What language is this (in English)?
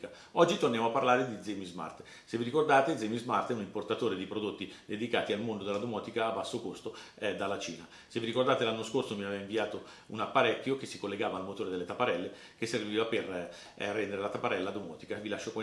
Italian